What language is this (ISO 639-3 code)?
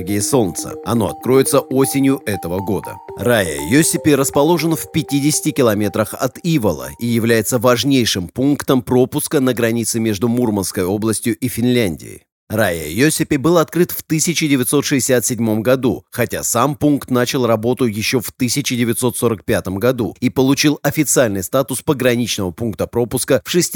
rus